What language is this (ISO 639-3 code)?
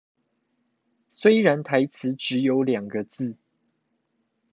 zho